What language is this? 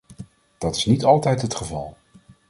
Dutch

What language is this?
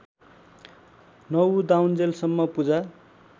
Nepali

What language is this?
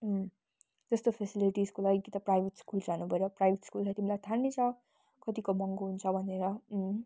Nepali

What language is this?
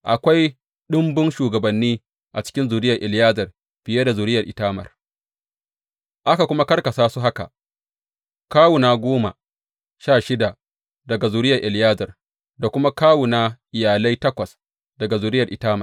Hausa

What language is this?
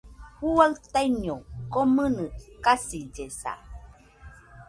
Nüpode Huitoto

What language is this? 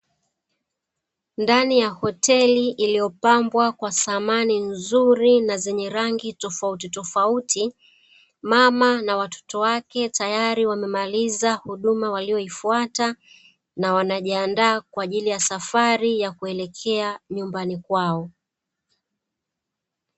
Swahili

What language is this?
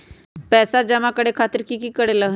Magahi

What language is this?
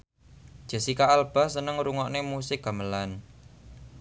Javanese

